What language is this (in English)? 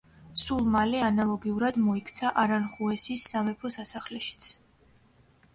Georgian